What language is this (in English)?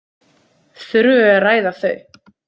Icelandic